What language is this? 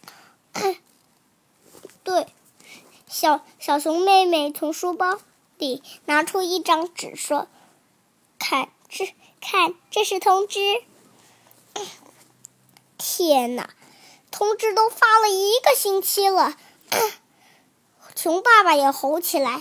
Chinese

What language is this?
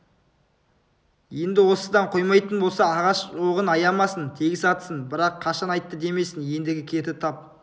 Kazakh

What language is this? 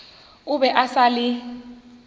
Northern Sotho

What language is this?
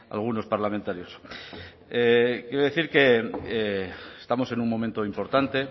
Spanish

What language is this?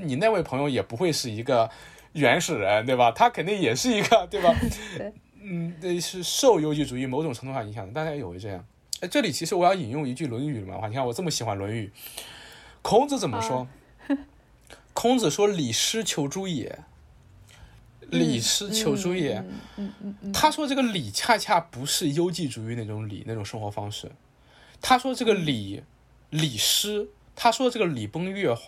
Chinese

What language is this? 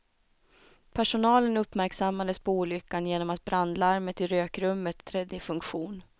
Swedish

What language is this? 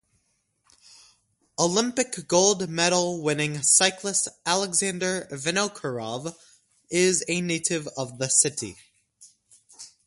English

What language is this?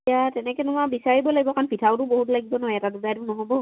Assamese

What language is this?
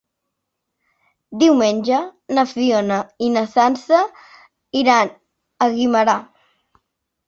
Catalan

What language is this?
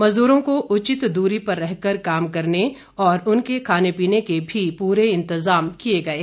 Hindi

